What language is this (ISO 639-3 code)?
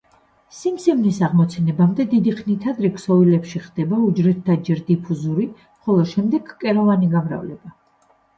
kat